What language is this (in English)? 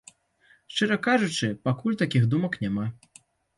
Belarusian